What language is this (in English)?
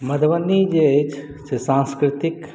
Maithili